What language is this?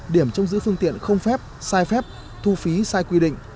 Vietnamese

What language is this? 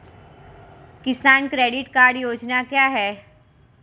Hindi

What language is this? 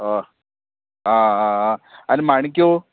Konkani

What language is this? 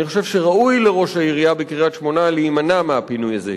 Hebrew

